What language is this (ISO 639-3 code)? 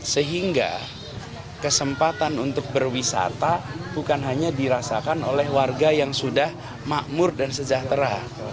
ind